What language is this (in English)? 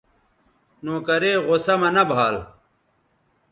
Bateri